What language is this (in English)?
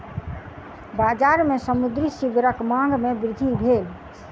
Maithili